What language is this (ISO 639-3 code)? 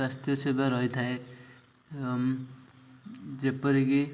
ori